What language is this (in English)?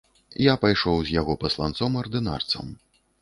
Belarusian